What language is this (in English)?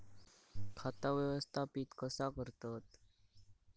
Marathi